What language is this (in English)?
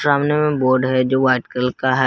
Hindi